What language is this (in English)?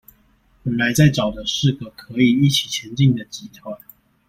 Chinese